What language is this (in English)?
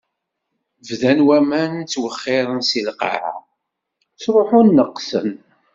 Kabyle